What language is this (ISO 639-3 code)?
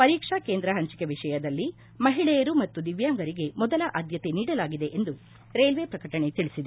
kan